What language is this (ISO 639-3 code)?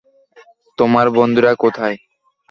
ben